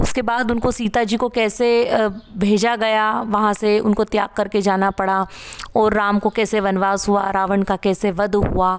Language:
Hindi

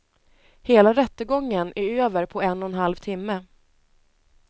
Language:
Swedish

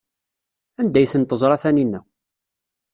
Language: Kabyle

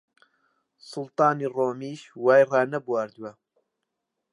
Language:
Central Kurdish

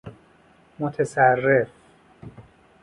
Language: Persian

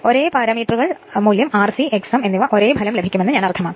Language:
Malayalam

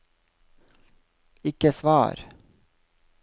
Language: Norwegian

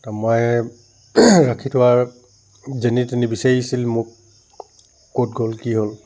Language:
Assamese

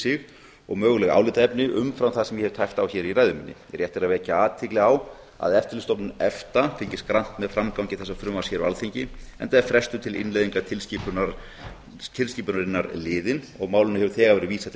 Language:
Icelandic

